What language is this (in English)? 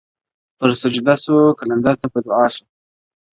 Pashto